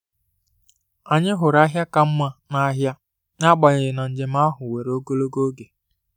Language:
Igbo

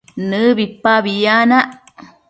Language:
Matsés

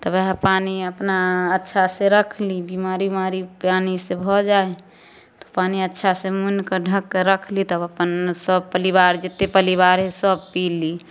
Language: Maithili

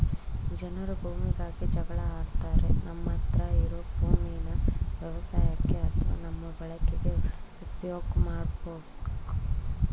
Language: Kannada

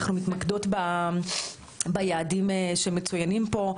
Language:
Hebrew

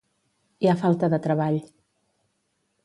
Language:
Catalan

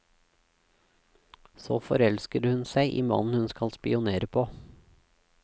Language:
Norwegian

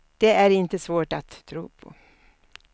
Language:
Swedish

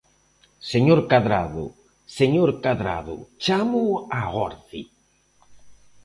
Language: Galician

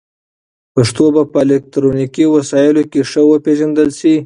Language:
Pashto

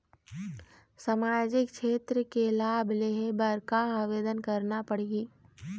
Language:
Chhattisgarhi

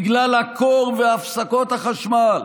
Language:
Hebrew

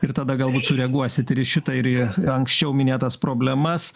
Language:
Lithuanian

